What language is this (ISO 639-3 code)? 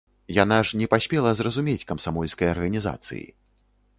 bel